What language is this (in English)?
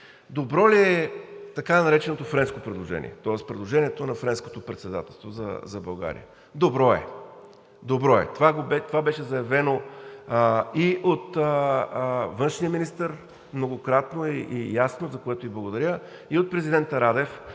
Bulgarian